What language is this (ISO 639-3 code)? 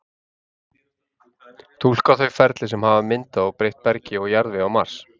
isl